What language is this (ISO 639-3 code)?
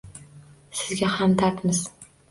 uzb